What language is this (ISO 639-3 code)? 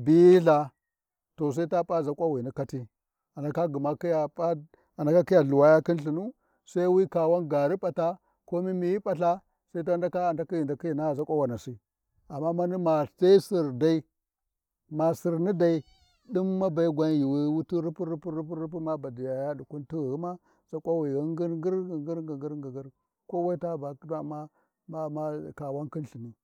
wji